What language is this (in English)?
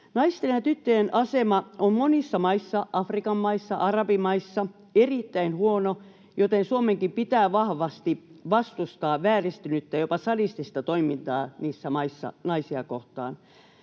Finnish